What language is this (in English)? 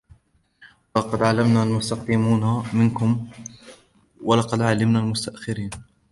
Arabic